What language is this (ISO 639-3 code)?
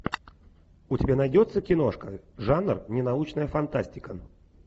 rus